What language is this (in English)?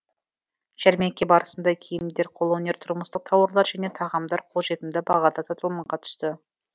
Kazakh